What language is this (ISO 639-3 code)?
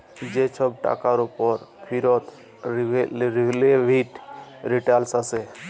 ben